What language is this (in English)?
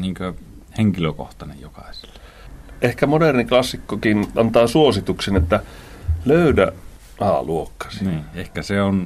Finnish